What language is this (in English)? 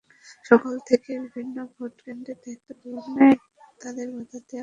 Bangla